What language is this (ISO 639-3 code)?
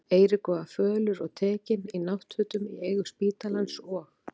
isl